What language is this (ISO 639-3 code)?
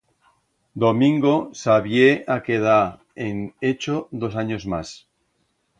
arg